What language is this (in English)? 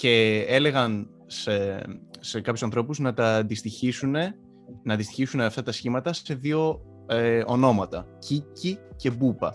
Greek